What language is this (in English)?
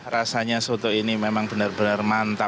Indonesian